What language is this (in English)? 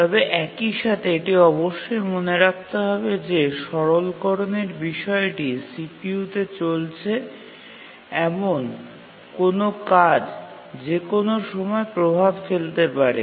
Bangla